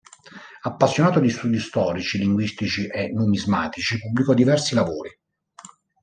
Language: Italian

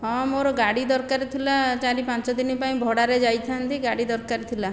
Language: Odia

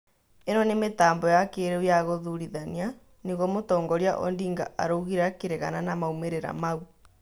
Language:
Kikuyu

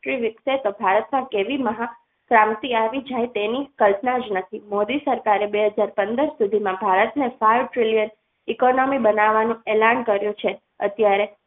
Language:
Gujarati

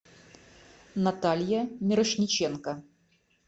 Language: Russian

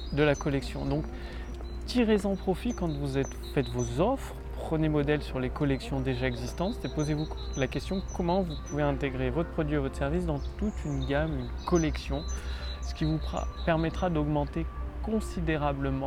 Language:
French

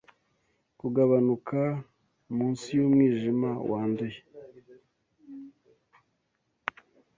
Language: Kinyarwanda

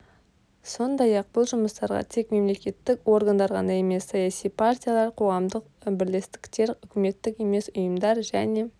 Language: Kazakh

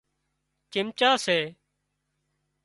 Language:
Wadiyara Koli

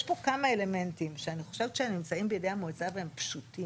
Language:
Hebrew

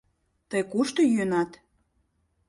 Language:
Mari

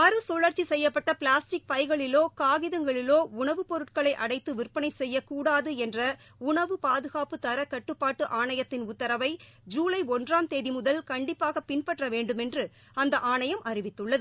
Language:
Tamil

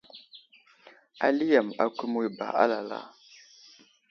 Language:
Wuzlam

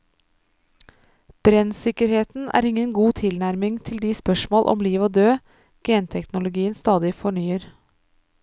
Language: Norwegian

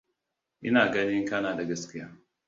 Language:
Hausa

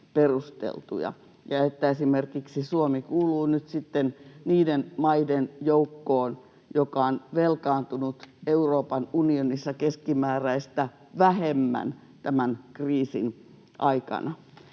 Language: Finnish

